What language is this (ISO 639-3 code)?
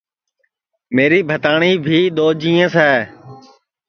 ssi